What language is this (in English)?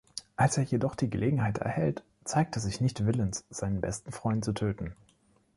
German